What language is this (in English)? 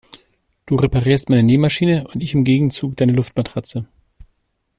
German